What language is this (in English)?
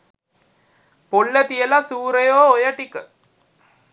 Sinhala